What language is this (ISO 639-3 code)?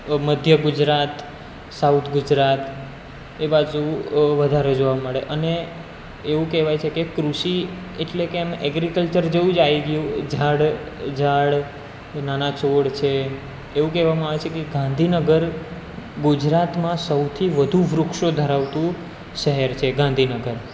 guj